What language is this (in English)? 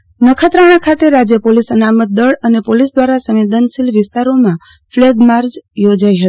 Gujarati